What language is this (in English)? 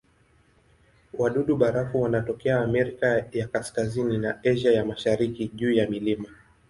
Swahili